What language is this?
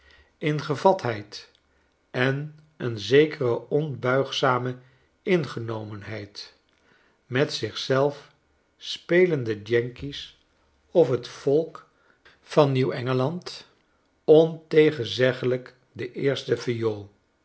Dutch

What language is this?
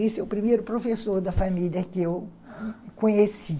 Portuguese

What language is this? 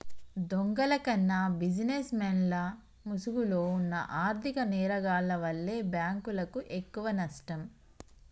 Telugu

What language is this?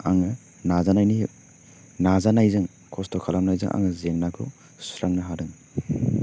Bodo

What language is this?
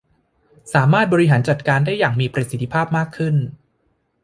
Thai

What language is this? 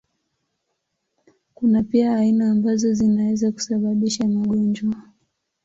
Swahili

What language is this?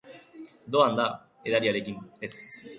Basque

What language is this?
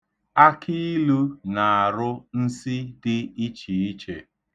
Igbo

